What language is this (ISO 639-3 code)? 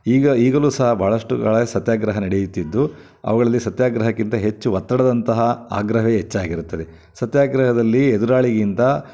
kan